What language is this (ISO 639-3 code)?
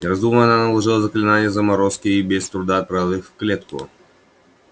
rus